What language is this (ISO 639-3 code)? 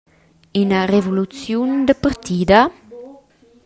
roh